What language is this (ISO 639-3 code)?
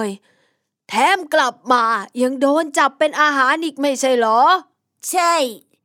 tha